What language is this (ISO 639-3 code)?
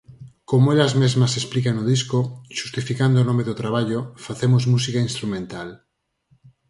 glg